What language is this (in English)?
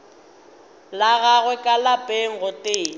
Northern Sotho